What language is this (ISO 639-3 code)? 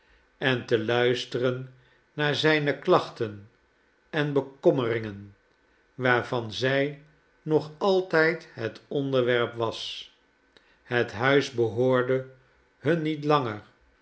nld